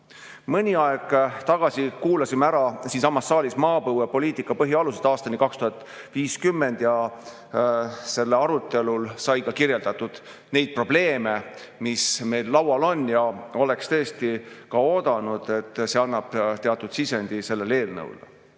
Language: Estonian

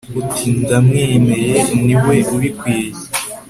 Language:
Kinyarwanda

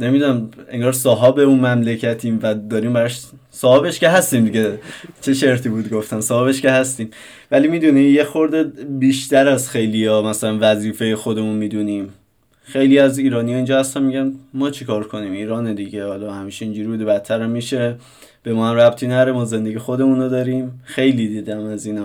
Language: Persian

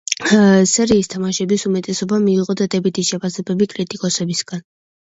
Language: Georgian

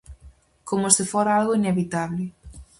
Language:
Galician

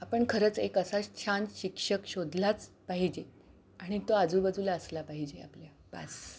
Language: Marathi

